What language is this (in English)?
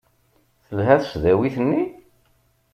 Kabyle